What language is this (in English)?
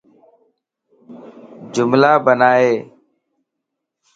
Lasi